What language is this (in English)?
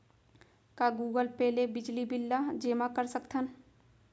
Chhattisgarhi